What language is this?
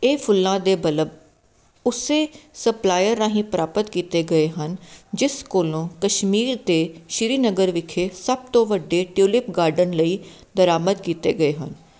Punjabi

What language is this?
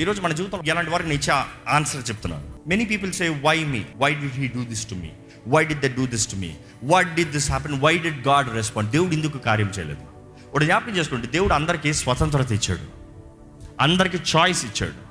Telugu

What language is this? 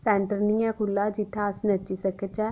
Dogri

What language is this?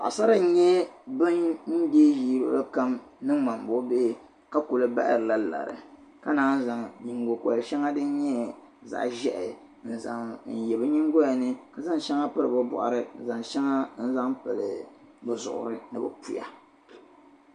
Dagbani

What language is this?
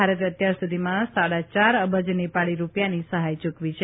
Gujarati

